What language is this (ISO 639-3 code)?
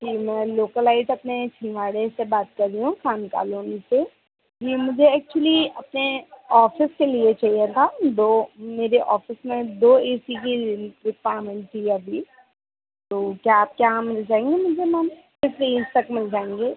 hin